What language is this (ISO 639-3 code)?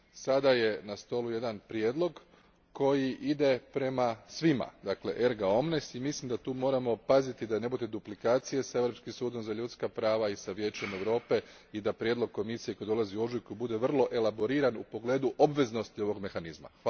hrv